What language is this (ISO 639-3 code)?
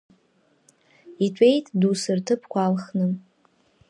abk